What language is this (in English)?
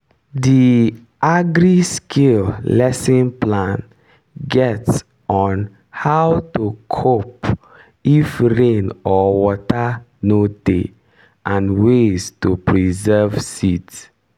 Nigerian Pidgin